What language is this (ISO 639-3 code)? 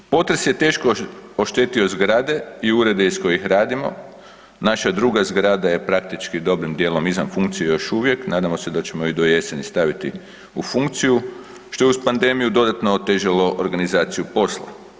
hrv